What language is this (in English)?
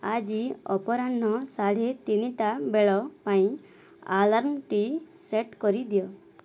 Odia